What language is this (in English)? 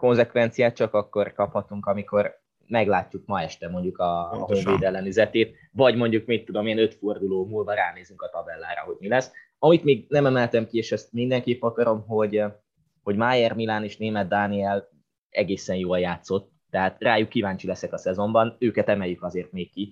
Hungarian